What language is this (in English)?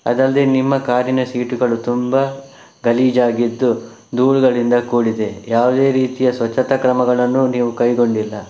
Kannada